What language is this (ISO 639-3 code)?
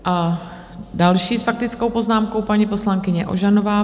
ces